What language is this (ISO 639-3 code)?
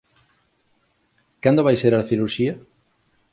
glg